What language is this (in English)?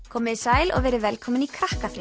Icelandic